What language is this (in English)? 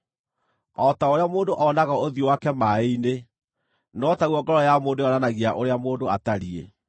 Kikuyu